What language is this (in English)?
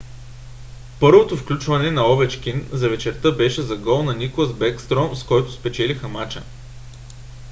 Bulgarian